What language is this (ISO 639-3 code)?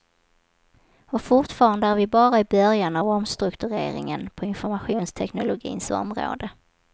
swe